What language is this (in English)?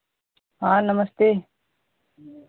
Hindi